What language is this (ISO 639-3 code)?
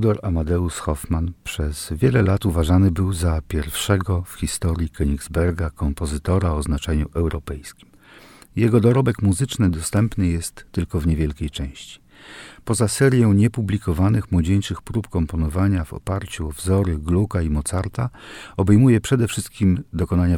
pol